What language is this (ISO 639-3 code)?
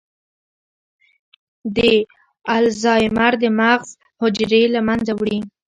pus